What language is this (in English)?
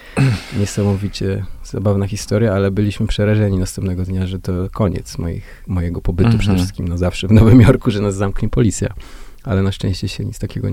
Polish